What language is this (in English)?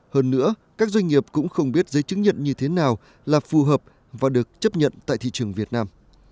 Vietnamese